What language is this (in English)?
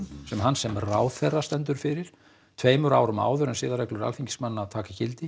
Icelandic